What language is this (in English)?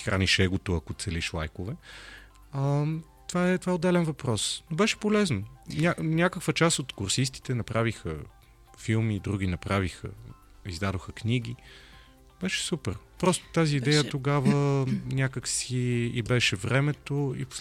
Bulgarian